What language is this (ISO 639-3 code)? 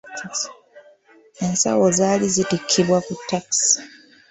lug